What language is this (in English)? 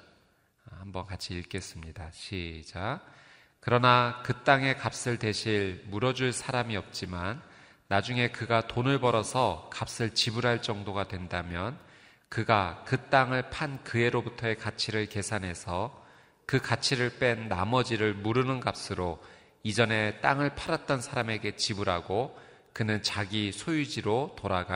Korean